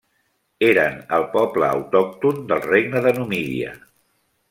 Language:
Catalan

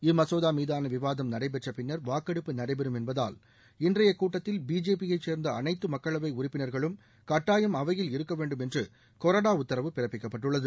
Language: Tamil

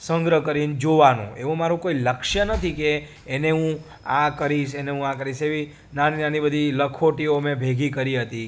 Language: Gujarati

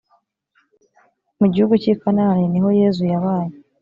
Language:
Kinyarwanda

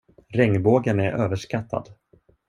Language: Swedish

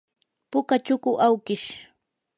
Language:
Yanahuanca Pasco Quechua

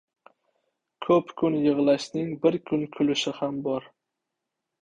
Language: Uzbek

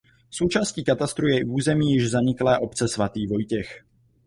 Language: Czech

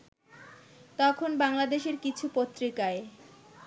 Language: Bangla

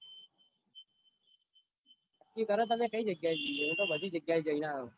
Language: Gujarati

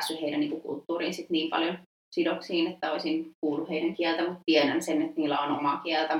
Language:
Finnish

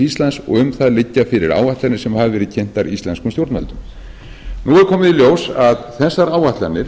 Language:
Icelandic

